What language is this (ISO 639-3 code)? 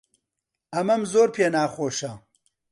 ckb